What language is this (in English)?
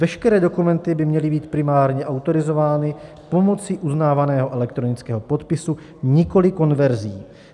Czech